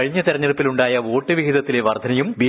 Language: Malayalam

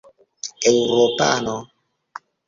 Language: Esperanto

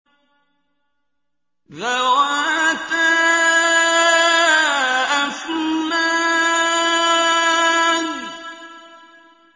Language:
Arabic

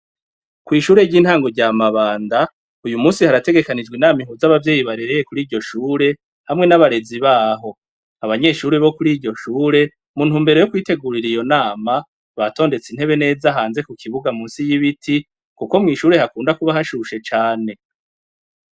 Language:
Rundi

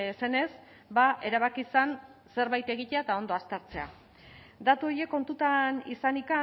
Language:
Basque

